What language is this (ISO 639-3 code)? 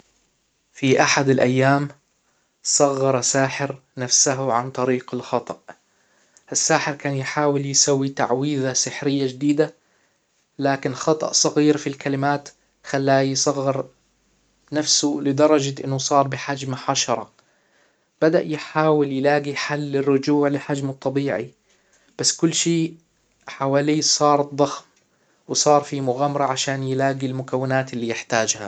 acw